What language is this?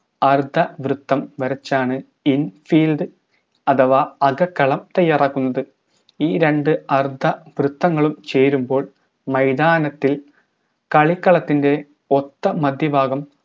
Malayalam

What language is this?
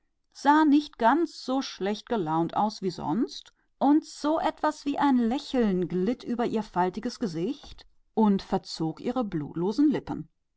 German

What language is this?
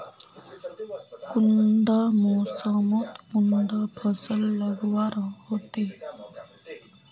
Magahi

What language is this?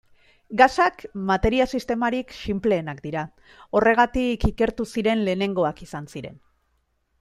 Basque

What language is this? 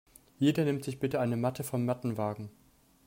German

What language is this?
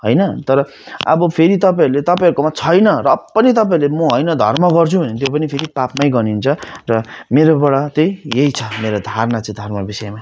Nepali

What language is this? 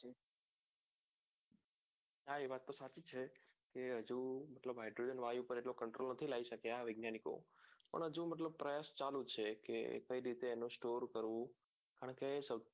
Gujarati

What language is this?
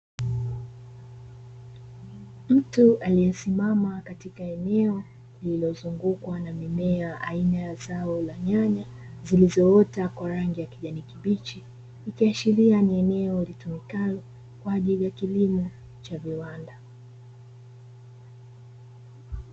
Swahili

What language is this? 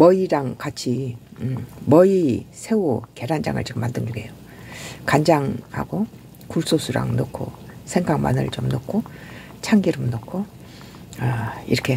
Korean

